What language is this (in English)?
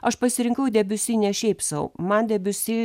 Lithuanian